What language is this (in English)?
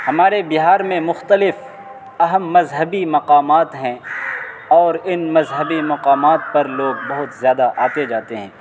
Urdu